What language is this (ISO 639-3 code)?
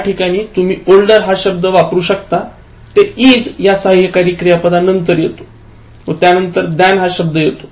mar